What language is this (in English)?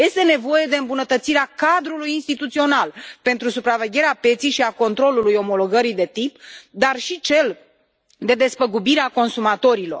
Romanian